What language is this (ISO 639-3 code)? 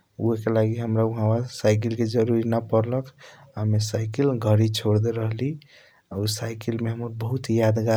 thq